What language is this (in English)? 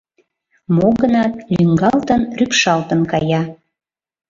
Mari